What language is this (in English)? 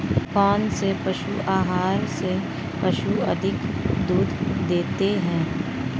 Hindi